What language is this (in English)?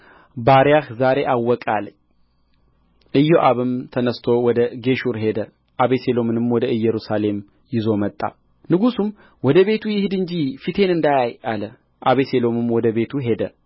Amharic